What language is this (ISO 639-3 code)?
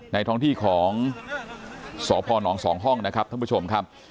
tha